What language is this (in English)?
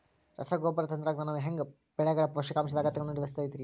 Kannada